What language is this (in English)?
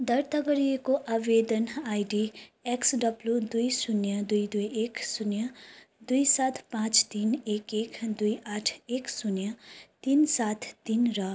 Nepali